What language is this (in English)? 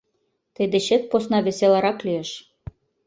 Mari